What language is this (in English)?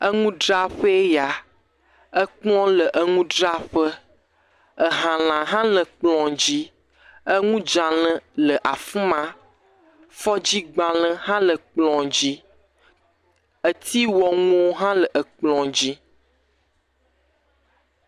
Ewe